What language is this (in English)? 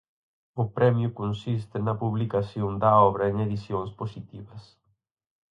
Galician